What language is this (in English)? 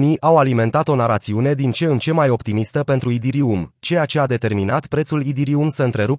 Romanian